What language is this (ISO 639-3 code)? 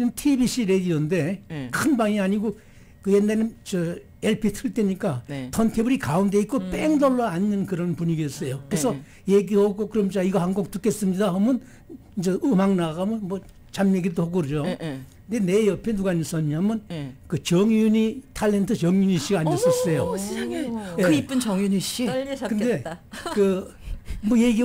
kor